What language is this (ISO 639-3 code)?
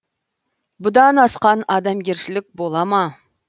kaz